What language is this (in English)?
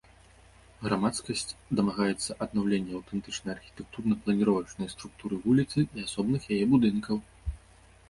Belarusian